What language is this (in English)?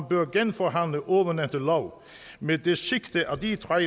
Danish